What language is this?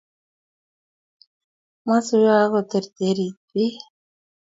Kalenjin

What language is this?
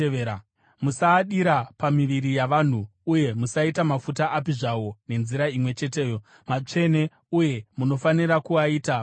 Shona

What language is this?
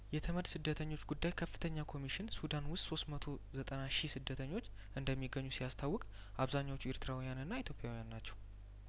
Amharic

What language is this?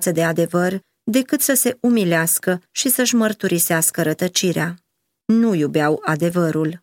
Romanian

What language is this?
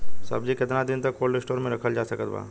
Bhojpuri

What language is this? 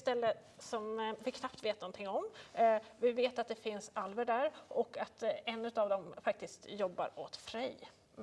Swedish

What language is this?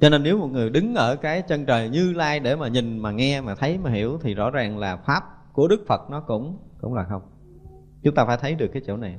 Vietnamese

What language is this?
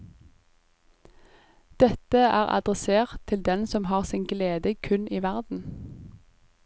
Norwegian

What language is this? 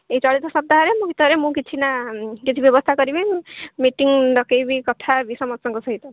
Odia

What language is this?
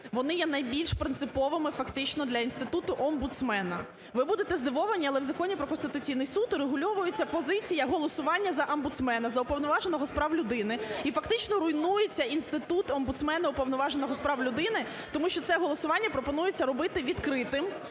Ukrainian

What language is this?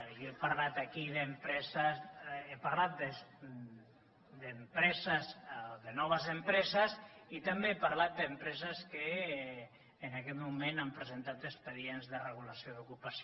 Catalan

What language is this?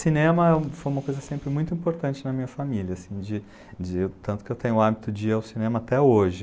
Portuguese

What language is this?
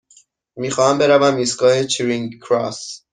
Persian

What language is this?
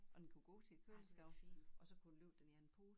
Danish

